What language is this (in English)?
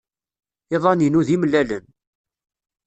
Kabyle